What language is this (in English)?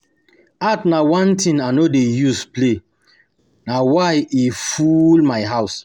Nigerian Pidgin